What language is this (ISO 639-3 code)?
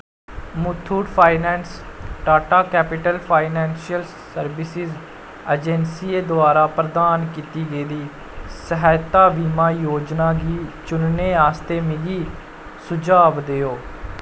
doi